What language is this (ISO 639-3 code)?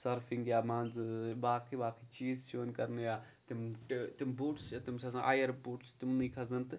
kas